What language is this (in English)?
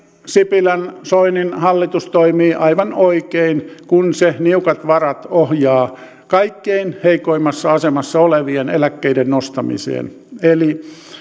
Finnish